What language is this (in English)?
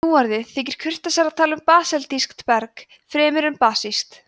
Icelandic